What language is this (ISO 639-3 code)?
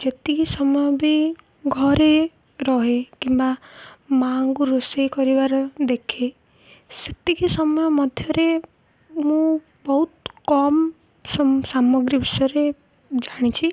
ori